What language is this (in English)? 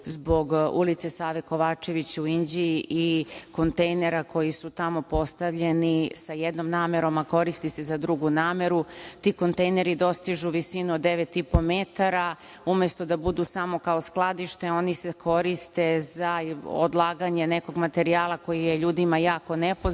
Serbian